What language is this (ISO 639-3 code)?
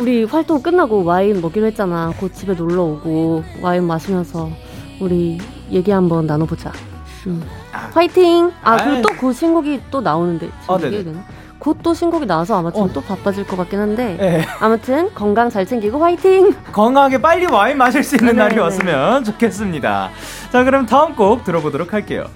kor